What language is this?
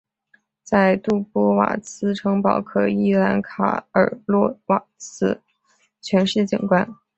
Chinese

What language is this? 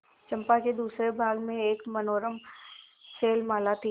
Hindi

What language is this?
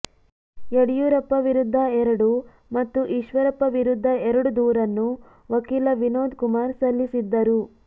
Kannada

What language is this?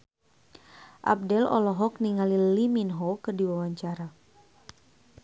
Sundanese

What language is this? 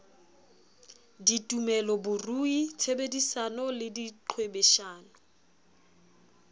Southern Sotho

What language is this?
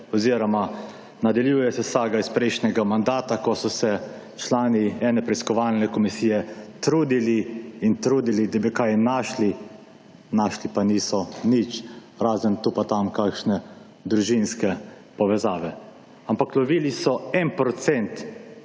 Slovenian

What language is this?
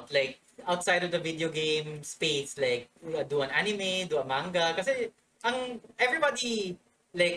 English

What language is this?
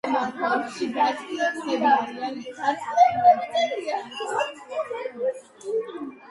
Georgian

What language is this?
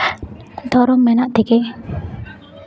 Santali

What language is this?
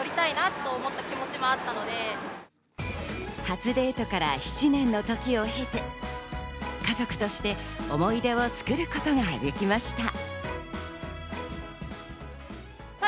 Japanese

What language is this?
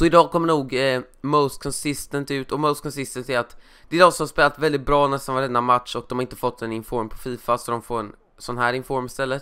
Swedish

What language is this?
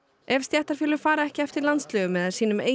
Icelandic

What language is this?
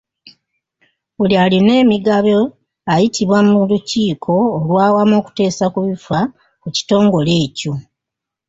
Ganda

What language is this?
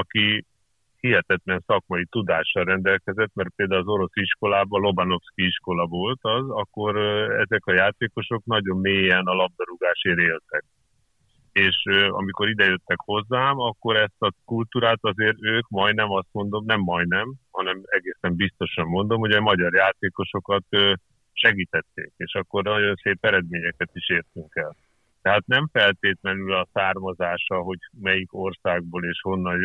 Hungarian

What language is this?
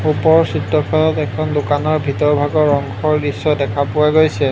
Assamese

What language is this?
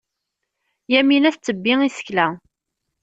Kabyle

